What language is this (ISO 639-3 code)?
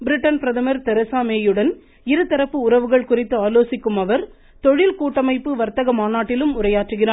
tam